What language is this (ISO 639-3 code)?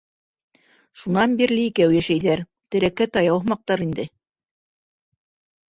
bak